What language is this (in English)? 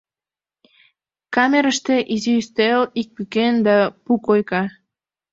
Mari